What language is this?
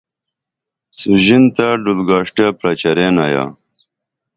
Dameli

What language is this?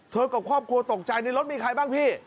Thai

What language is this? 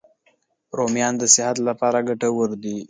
Pashto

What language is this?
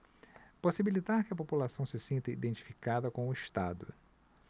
Portuguese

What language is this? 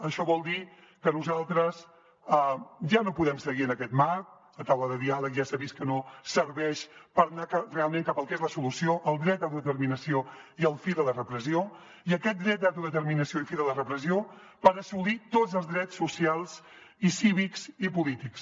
Catalan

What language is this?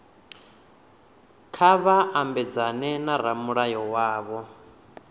Venda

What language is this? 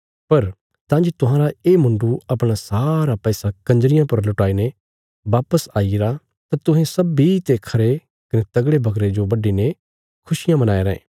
Bilaspuri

